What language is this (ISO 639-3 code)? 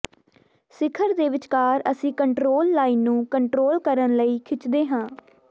pan